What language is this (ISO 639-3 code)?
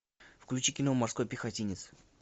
rus